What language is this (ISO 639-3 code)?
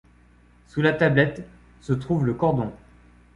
fra